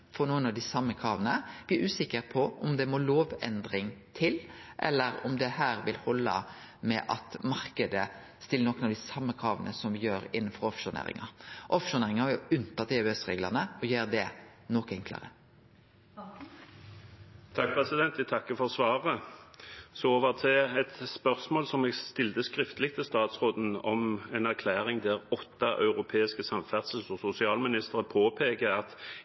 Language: Norwegian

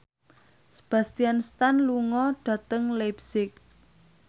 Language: Javanese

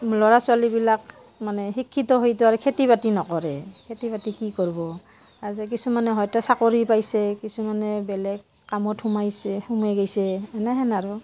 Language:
Assamese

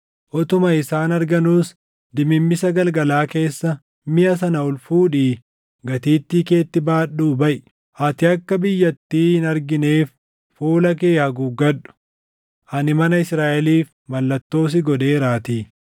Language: Oromo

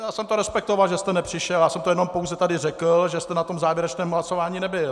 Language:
Czech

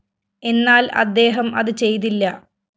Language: Malayalam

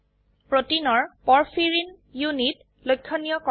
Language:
Assamese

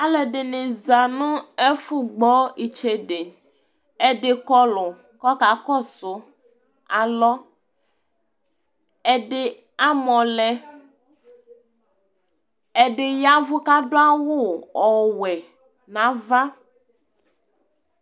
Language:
Ikposo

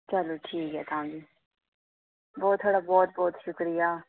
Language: Dogri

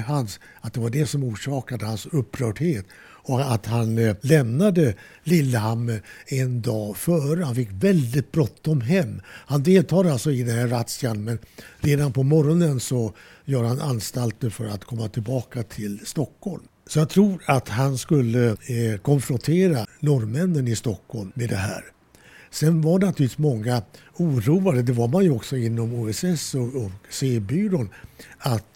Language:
Swedish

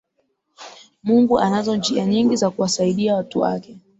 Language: Swahili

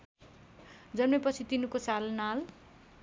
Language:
Nepali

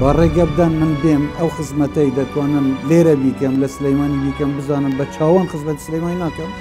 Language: Arabic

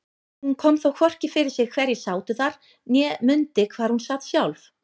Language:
Icelandic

